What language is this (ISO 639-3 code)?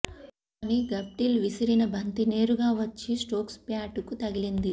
tel